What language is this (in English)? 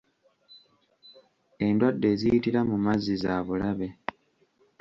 Ganda